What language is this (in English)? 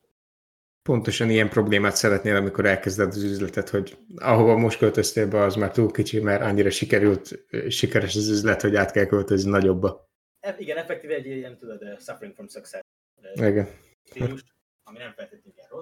Hungarian